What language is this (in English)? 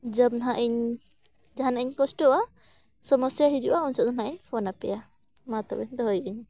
Santali